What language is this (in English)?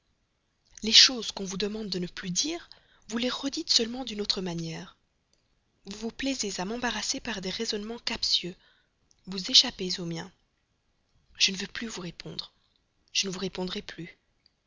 French